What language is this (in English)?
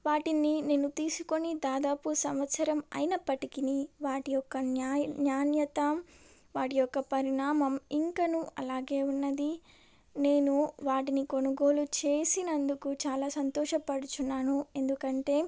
Telugu